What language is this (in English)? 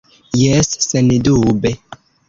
Esperanto